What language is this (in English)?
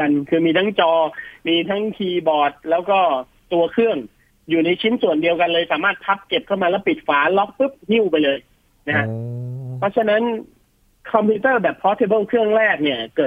Thai